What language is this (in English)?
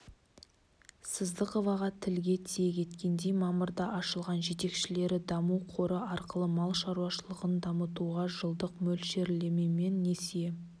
Kazakh